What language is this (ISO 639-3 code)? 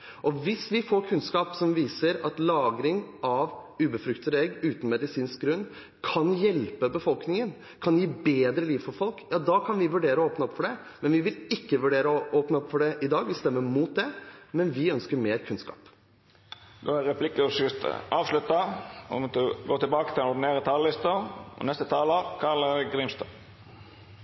nor